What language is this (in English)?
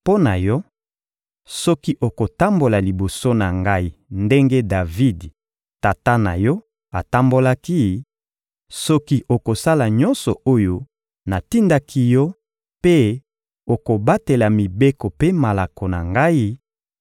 Lingala